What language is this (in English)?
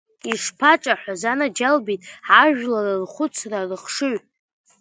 Abkhazian